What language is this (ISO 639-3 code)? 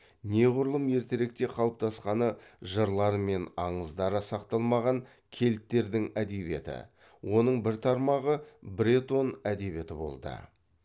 kaz